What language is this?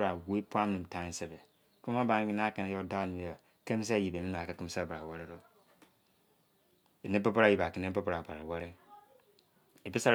Izon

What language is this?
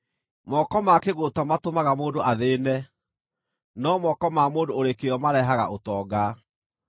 Kikuyu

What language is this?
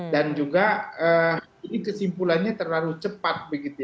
Indonesian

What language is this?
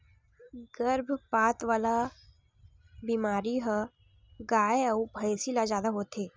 Chhattisgarhi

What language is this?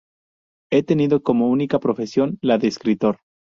Spanish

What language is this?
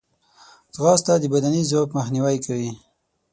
Pashto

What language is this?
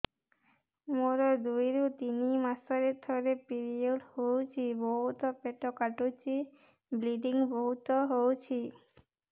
Odia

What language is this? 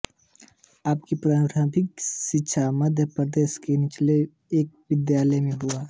Hindi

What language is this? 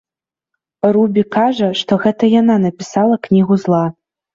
Belarusian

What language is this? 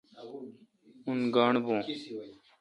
Kalkoti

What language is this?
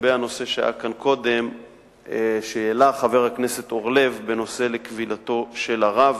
Hebrew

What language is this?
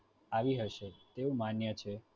Gujarati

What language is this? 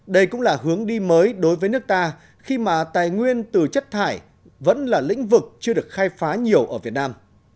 Vietnamese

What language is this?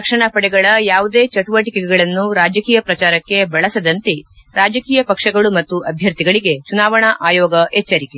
Kannada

